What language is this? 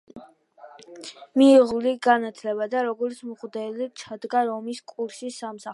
Georgian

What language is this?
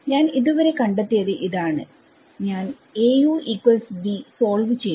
Malayalam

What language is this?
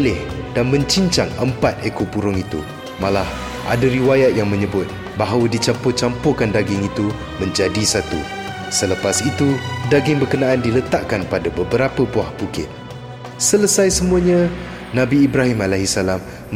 Malay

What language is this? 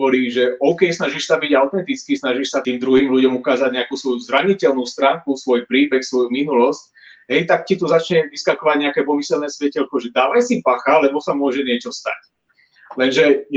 Slovak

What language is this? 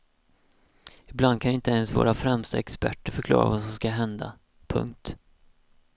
Swedish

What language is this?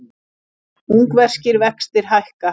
Icelandic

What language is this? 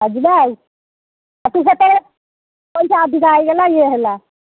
Odia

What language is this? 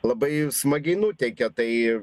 Lithuanian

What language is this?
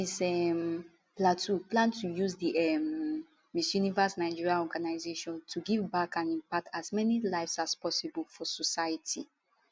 Nigerian Pidgin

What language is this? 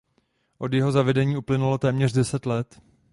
Czech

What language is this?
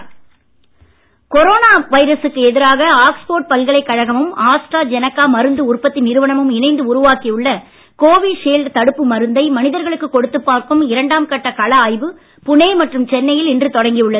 Tamil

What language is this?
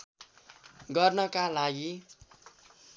Nepali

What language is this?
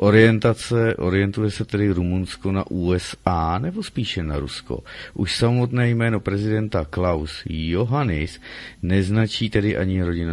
Czech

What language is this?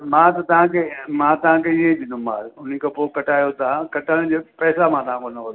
Sindhi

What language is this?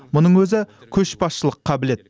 Kazakh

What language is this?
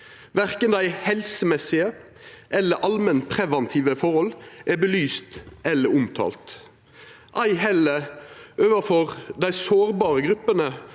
Norwegian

